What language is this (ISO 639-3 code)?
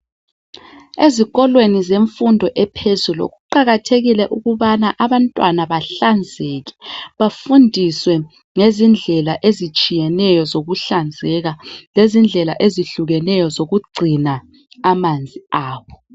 nde